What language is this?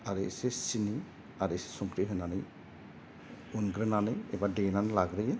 Bodo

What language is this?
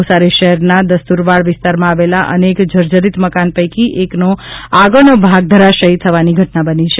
Gujarati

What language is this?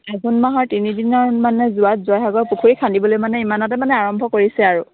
Assamese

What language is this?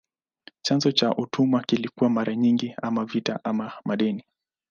Swahili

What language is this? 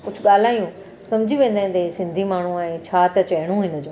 Sindhi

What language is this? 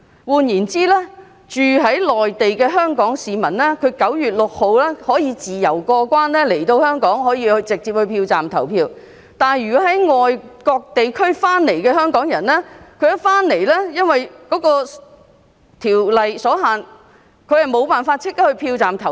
Cantonese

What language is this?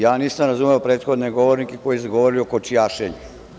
Serbian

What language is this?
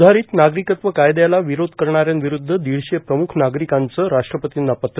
Marathi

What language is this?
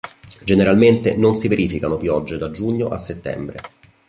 Italian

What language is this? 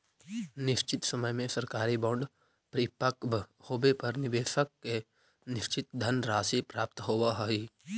Magahi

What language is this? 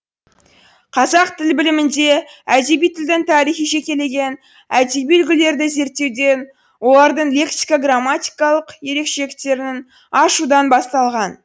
Kazakh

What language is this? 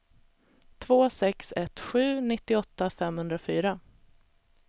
Swedish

